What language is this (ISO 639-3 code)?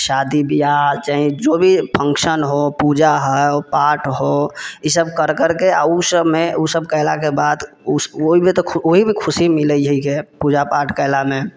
mai